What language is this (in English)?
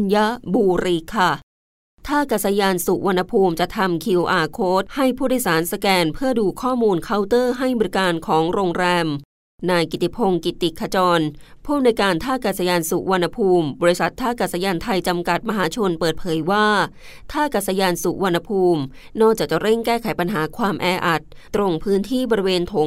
Thai